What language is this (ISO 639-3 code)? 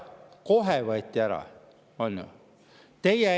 est